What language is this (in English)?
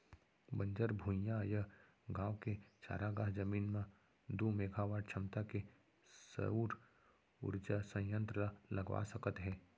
Chhattisgarhi